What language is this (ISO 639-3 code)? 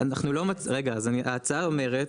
heb